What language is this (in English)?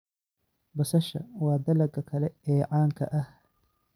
Somali